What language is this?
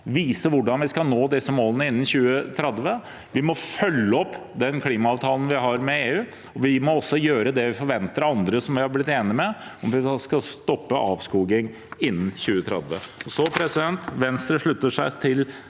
Norwegian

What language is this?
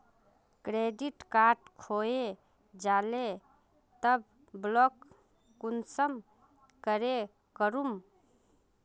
Magahi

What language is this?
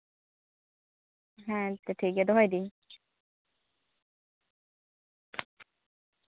Santali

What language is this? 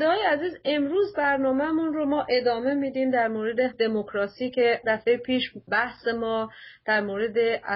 Persian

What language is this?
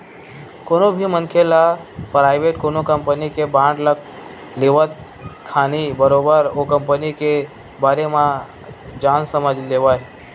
Chhattisgarhi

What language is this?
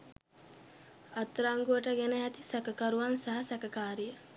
Sinhala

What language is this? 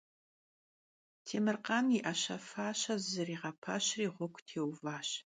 Kabardian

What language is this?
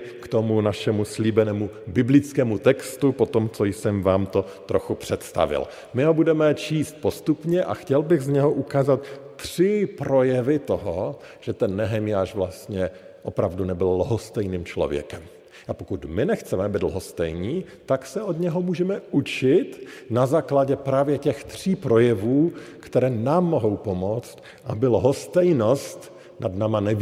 Czech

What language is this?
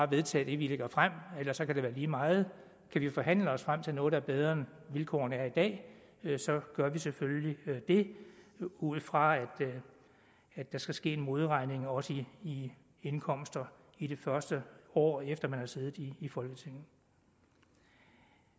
Danish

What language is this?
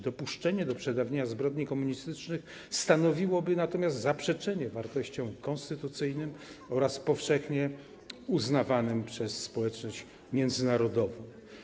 Polish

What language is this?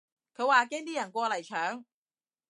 Cantonese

